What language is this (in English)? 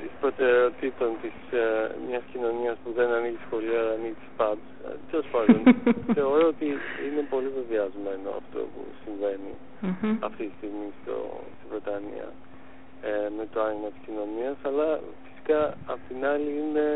Greek